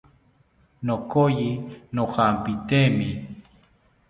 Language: South Ucayali Ashéninka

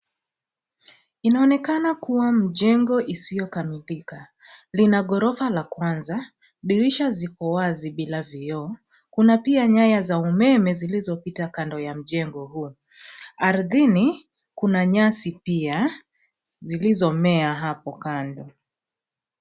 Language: Swahili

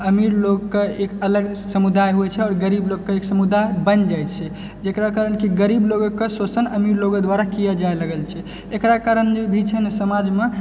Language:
Maithili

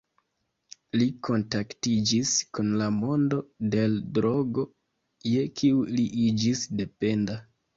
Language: Esperanto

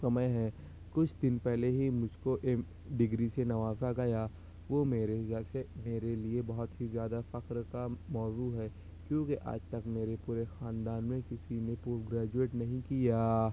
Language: Urdu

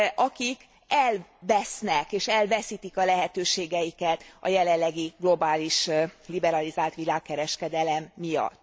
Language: Hungarian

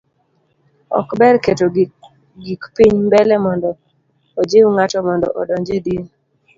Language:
Luo (Kenya and Tanzania)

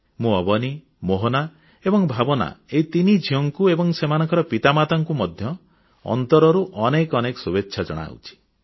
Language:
Odia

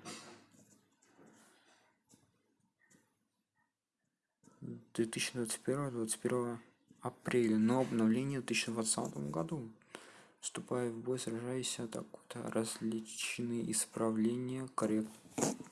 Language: Russian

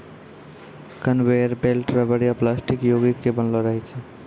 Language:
Maithili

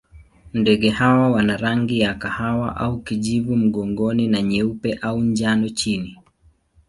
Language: Swahili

